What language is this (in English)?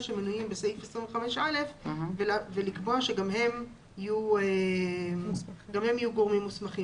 Hebrew